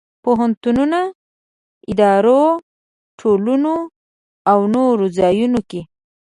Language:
Pashto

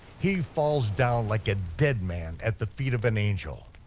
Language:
English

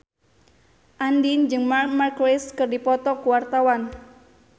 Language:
Sundanese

